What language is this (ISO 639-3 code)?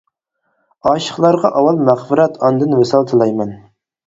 uig